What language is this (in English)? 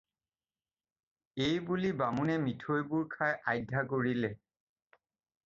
Assamese